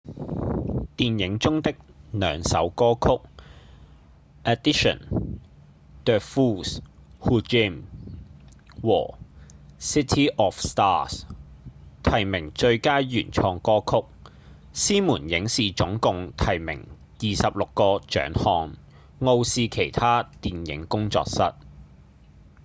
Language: Cantonese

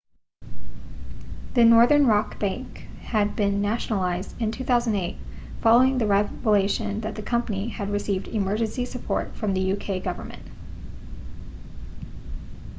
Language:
English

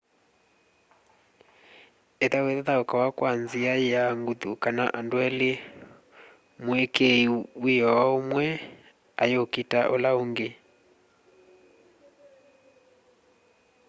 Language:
Kamba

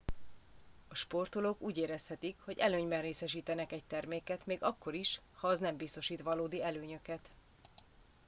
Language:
Hungarian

